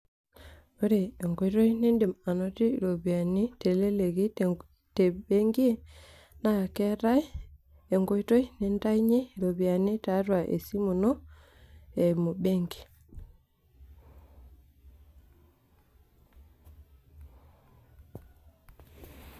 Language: Masai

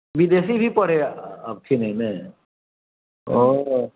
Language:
Maithili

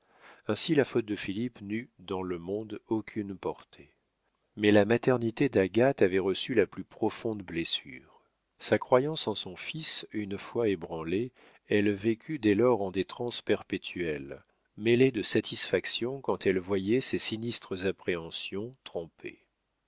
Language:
French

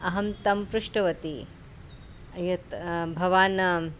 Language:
Sanskrit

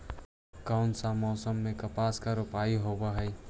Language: Magahi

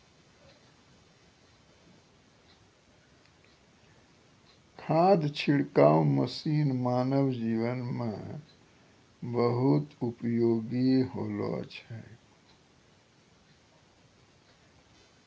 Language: Maithili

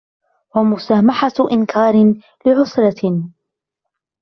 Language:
Arabic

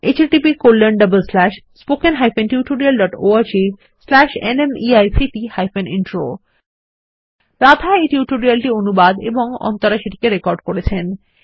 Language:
Bangla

